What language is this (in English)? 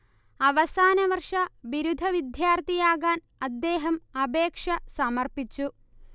Malayalam